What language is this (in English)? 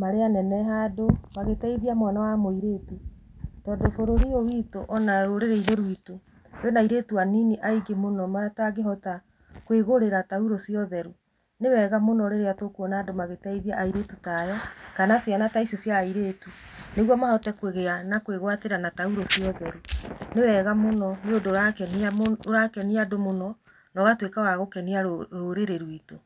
Kikuyu